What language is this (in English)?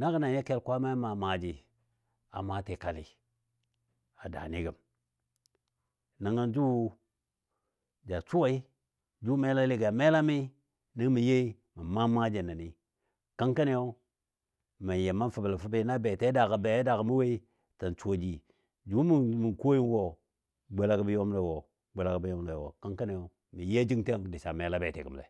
Dadiya